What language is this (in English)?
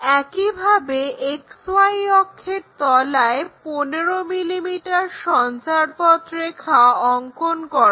Bangla